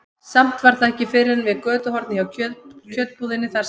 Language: Icelandic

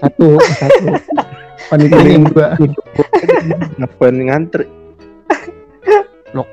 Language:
Indonesian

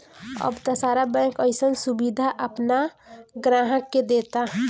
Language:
Bhojpuri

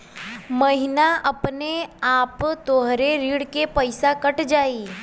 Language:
Bhojpuri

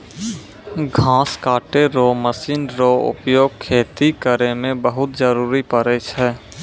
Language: Maithili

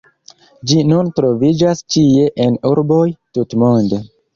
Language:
Esperanto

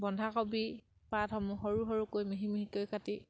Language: Assamese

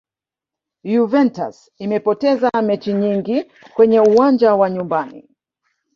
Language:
Swahili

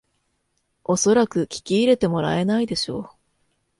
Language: Japanese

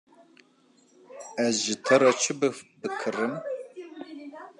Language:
Kurdish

